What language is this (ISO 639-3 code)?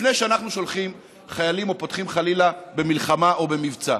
heb